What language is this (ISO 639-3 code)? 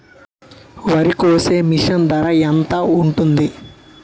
tel